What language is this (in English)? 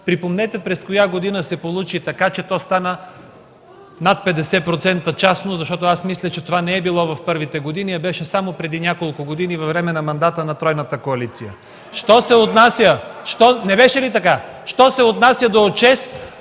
Bulgarian